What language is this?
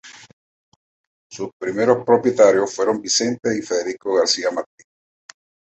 Spanish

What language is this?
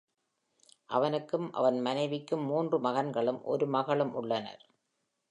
Tamil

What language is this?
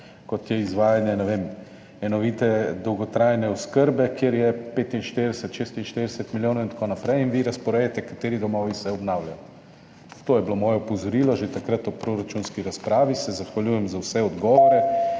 Slovenian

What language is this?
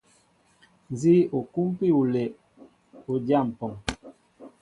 Mbo (Cameroon)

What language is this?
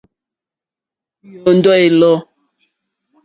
Mokpwe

